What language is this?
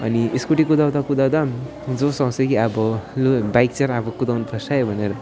Nepali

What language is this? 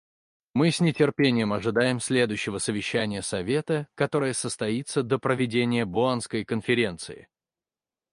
Russian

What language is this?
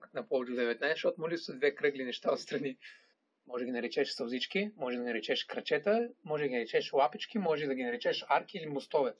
Bulgarian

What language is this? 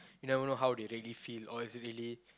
English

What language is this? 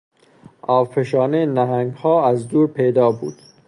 Persian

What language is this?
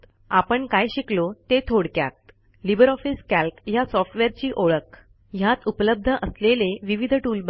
Marathi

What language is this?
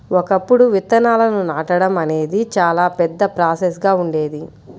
Telugu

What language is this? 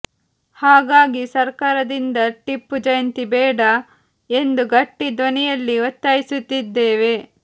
Kannada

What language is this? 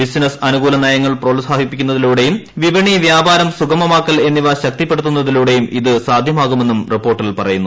Malayalam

